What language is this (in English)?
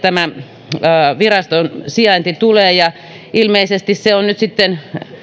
Finnish